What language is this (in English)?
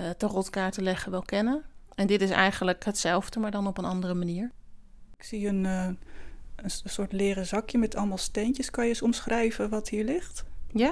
Dutch